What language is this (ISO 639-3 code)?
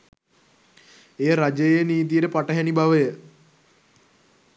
sin